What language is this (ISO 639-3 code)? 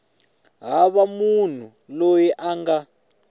tso